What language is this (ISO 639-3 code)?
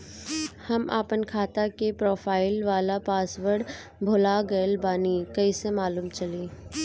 bho